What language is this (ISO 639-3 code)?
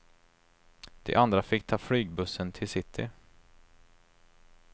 swe